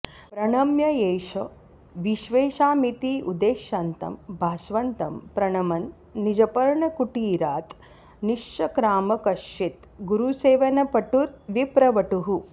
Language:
Sanskrit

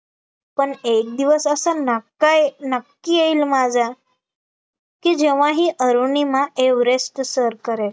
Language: Marathi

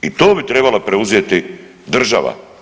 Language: Croatian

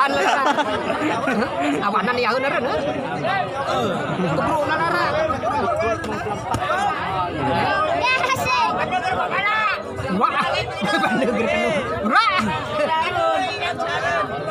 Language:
Indonesian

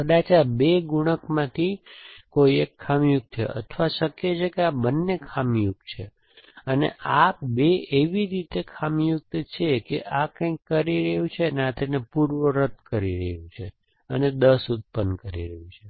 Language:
Gujarati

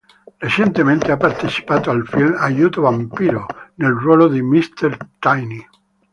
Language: Italian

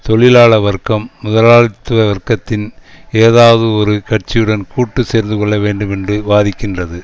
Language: Tamil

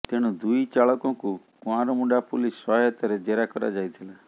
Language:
Odia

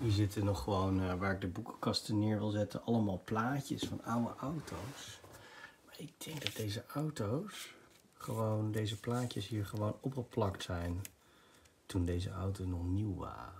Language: Dutch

